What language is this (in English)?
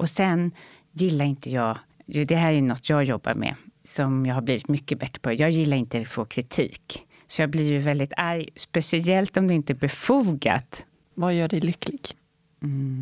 Swedish